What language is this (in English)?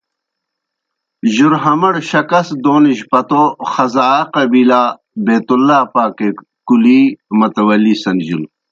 Kohistani Shina